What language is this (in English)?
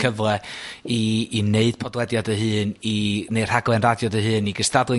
Welsh